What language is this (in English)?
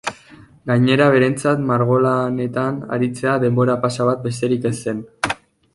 Basque